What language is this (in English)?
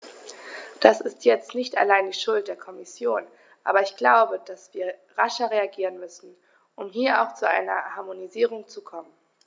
German